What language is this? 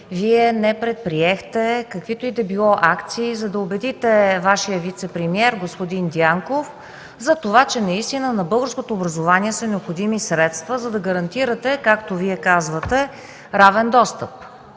Bulgarian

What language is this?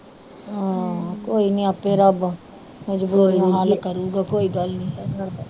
Punjabi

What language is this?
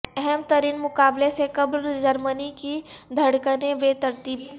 Urdu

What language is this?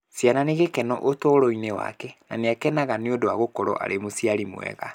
Kikuyu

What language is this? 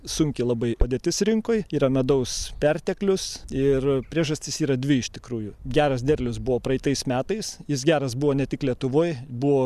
Lithuanian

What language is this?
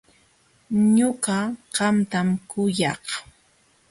Jauja Wanca Quechua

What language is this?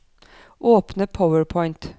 Norwegian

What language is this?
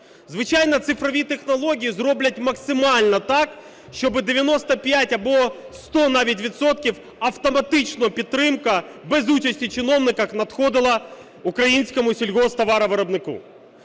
Ukrainian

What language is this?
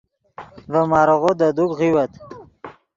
Yidgha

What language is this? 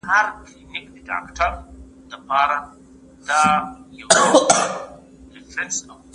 Pashto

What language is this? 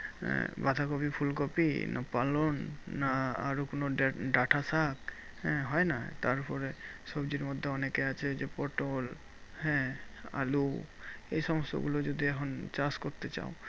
Bangla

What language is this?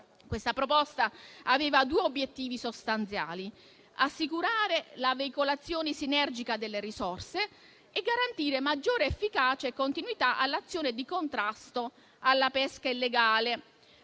Italian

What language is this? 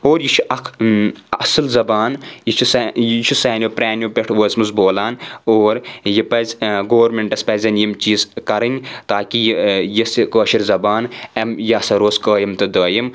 Kashmiri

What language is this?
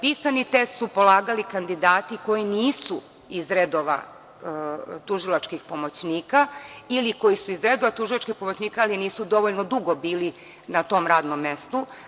Serbian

